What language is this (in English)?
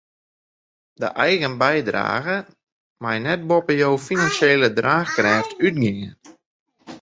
Western Frisian